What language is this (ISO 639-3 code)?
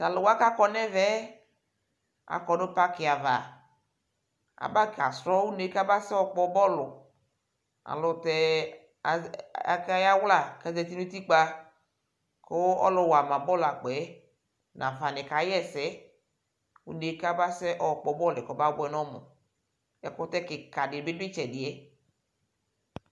kpo